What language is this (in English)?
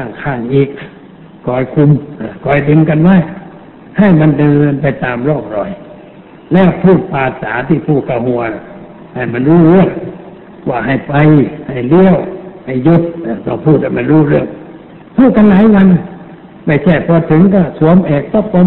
Thai